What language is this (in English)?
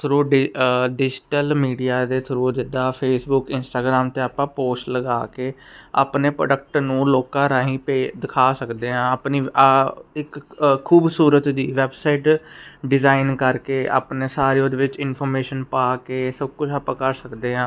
Punjabi